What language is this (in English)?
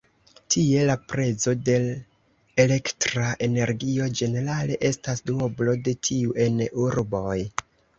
Esperanto